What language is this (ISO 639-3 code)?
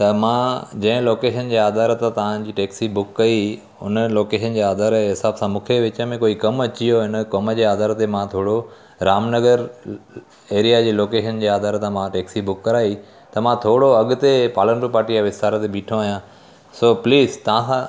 snd